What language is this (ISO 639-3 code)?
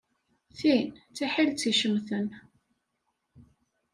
kab